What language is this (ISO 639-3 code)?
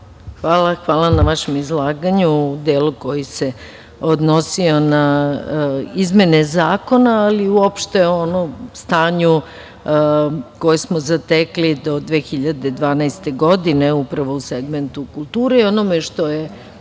srp